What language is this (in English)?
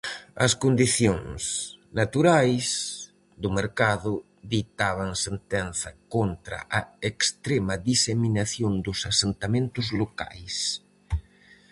Galician